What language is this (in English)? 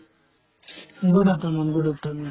Assamese